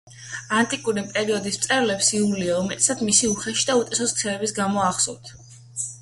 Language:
Georgian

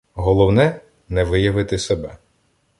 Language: Ukrainian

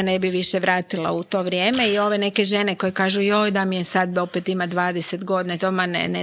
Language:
Croatian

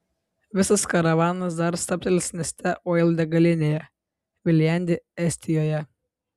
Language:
Lithuanian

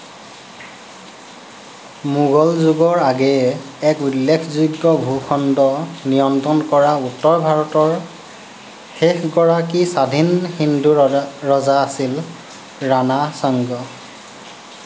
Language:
Assamese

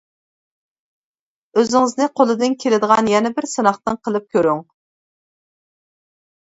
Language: Uyghur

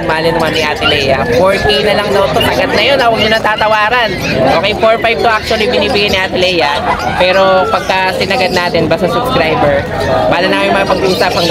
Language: Filipino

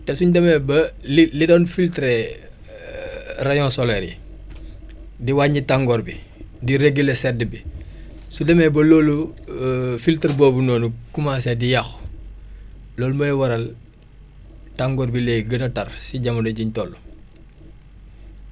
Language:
Wolof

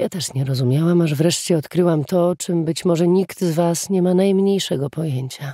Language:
Polish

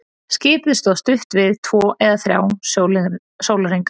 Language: Icelandic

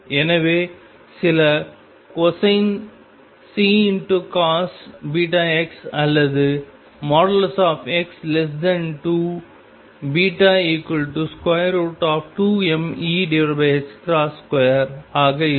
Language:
Tamil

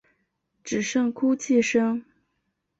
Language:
Chinese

